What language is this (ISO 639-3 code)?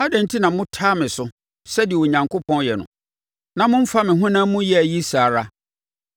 aka